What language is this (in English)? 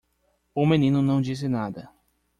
Portuguese